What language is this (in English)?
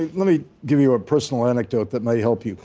English